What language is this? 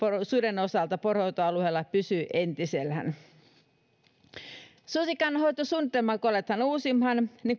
Finnish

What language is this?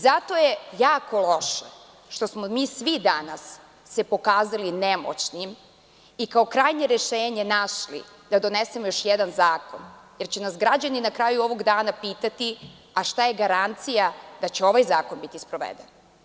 Serbian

